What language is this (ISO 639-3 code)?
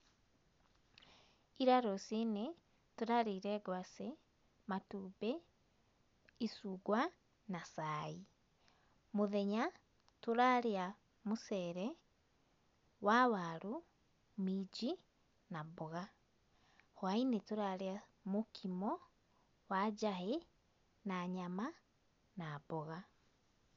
kik